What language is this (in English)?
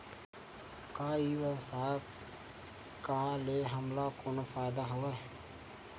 Chhattisgarhi